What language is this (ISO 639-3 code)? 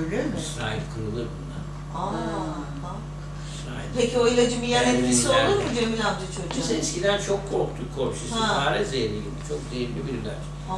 tur